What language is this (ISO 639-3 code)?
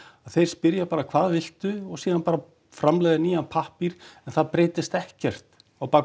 isl